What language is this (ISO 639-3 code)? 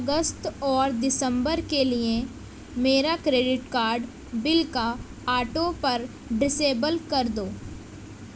urd